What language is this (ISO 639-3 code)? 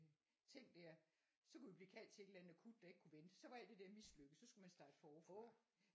dan